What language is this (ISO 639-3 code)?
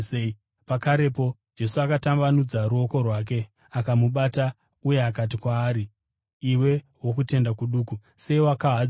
sna